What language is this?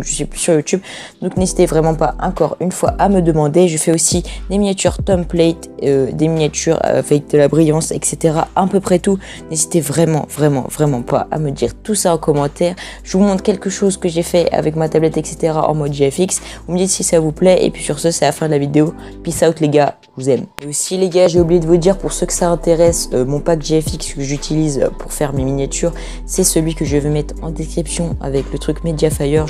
French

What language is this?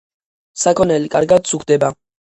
Georgian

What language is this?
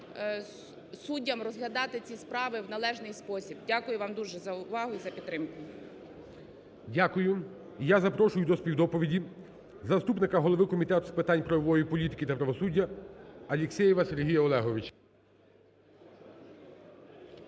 Ukrainian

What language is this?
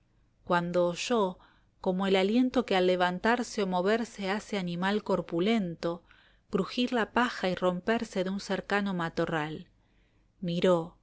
Spanish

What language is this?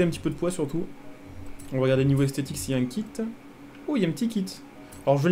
French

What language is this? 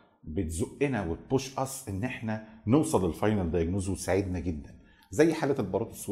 Arabic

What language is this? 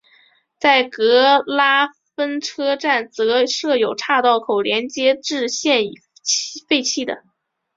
Chinese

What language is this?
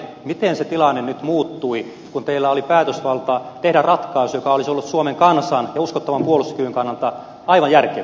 Finnish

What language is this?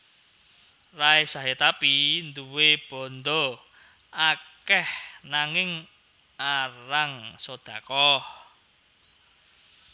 Javanese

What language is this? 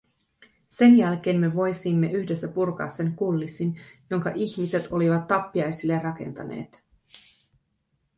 Finnish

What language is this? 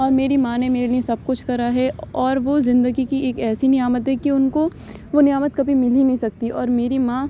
Urdu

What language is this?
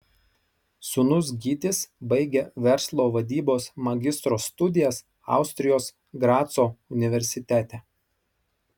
Lithuanian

